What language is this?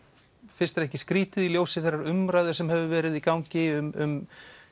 Icelandic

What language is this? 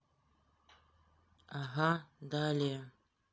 Russian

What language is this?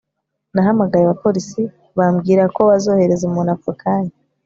Kinyarwanda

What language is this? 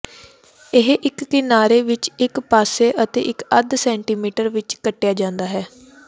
Punjabi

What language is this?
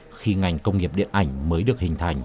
Vietnamese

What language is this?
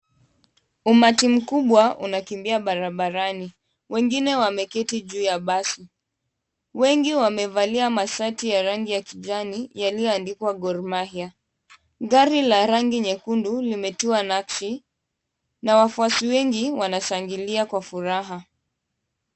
Swahili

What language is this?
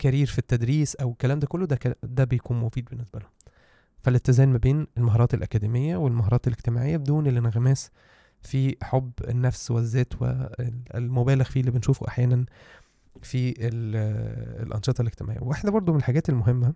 Arabic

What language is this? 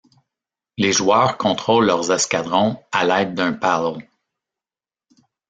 French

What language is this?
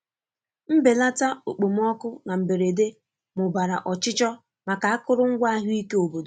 Igbo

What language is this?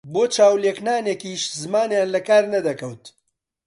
Central Kurdish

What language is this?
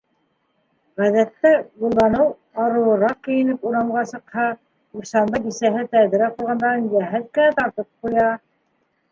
Bashkir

